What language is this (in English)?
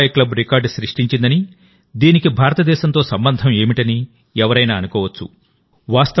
Telugu